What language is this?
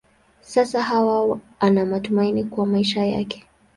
Swahili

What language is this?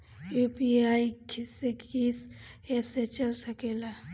Bhojpuri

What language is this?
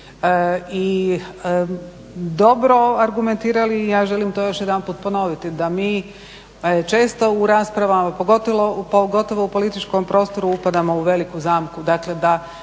Croatian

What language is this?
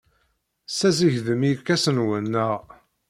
Kabyle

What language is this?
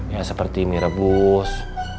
Indonesian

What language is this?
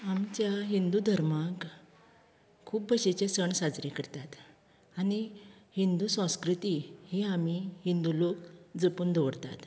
Konkani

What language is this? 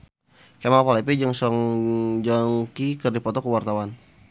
Sundanese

